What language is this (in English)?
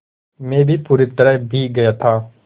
Hindi